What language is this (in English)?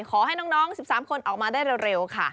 Thai